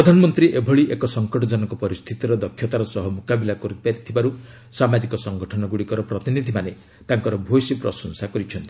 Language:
Odia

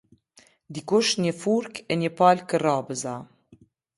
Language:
Albanian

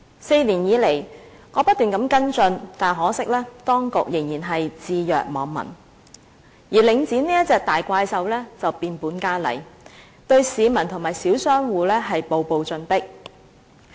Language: Cantonese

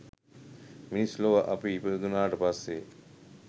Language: Sinhala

